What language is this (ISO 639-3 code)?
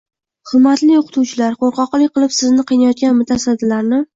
uzb